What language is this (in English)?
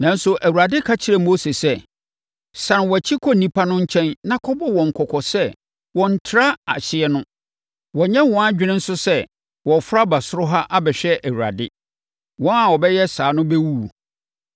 Akan